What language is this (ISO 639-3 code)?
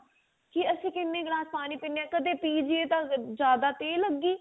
pan